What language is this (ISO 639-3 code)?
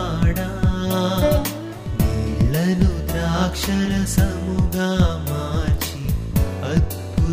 tel